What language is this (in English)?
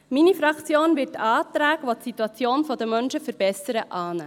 Swiss German